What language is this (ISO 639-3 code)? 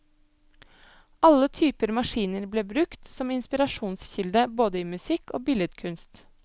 nor